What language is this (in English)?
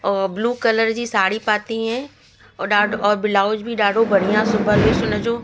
Sindhi